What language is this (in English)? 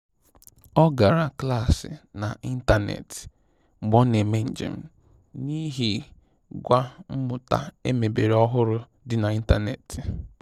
Igbo